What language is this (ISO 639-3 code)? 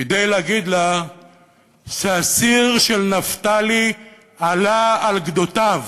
heb